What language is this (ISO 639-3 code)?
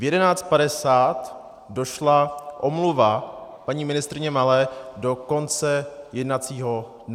ces